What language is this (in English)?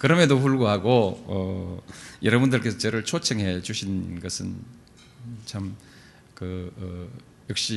Korean